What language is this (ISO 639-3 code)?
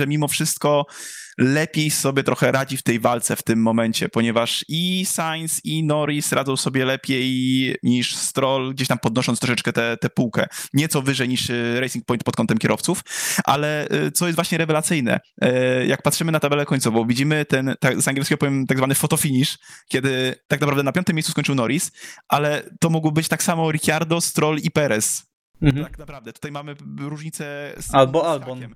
pol